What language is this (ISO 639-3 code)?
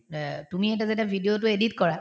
asm